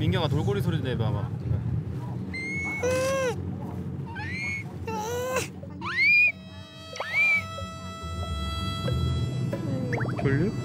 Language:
Korean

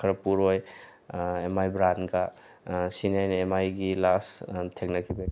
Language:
Manipuri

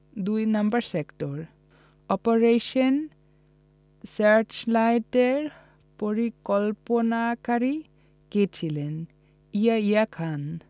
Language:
Bangla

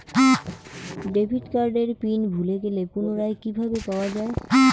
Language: Bangla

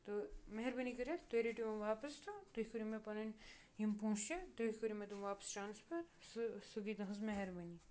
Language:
Kashmiri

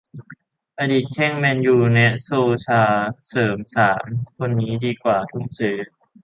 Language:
Thai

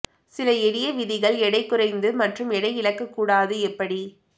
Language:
Tamil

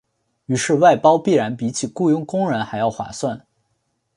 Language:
Chinese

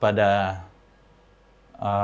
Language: Indonesian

